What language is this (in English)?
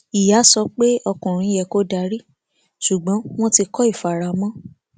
Yoruba